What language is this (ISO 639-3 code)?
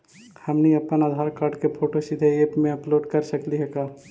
mag